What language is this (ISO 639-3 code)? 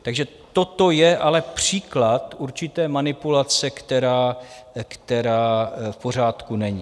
ces